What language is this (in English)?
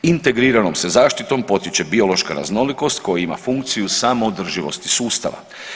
Croatian